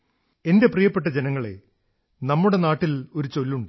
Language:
Malayalam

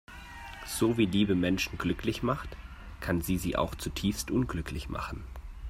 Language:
German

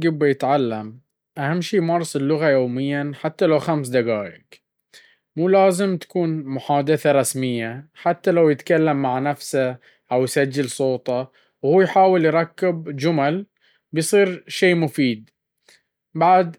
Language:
Baharna Arabic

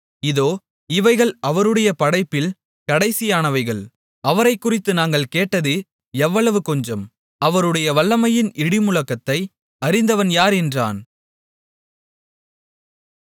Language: Tamil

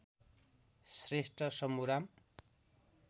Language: Nepali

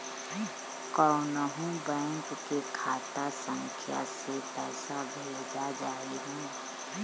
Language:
Bhojpuri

